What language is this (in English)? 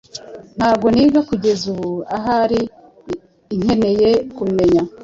Kinyarwanda